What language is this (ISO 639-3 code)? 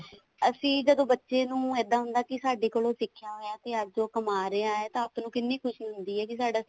pan